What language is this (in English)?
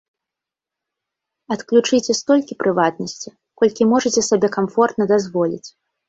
Belarusian